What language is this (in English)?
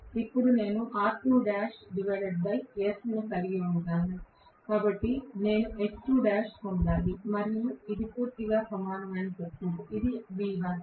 Telugu